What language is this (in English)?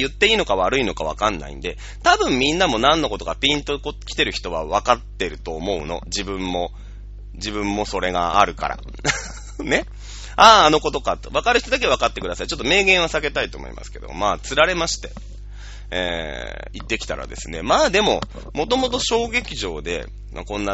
Japanese